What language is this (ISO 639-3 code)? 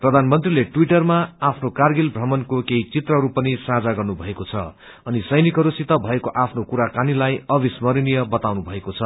nep